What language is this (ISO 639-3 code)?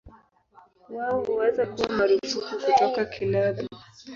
swa